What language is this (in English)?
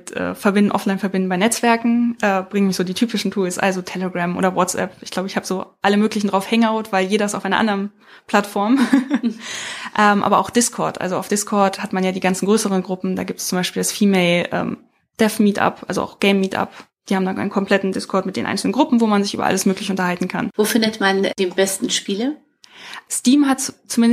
German